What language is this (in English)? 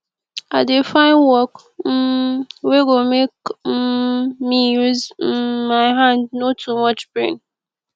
Nigerian Pidgin